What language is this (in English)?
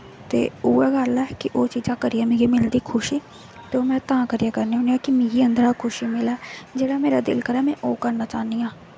Dogri